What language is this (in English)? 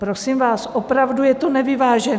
Czech